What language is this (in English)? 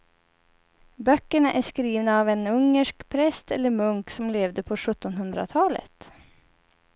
Swedish